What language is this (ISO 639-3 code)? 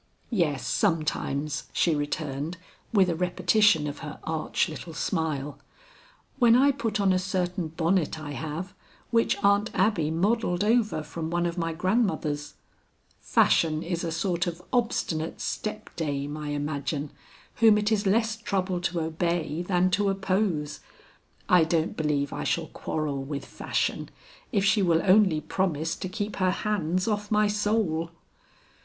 eng